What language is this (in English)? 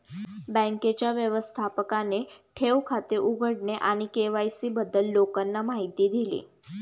Marathi